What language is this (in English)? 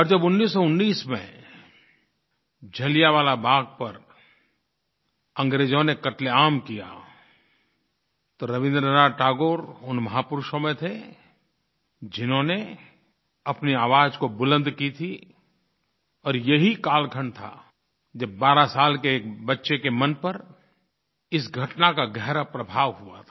Hindi